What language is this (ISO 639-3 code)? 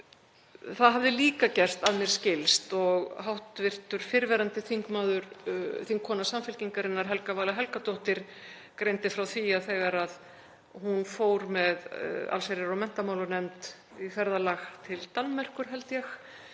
isl